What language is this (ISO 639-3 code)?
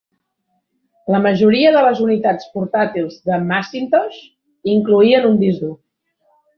cat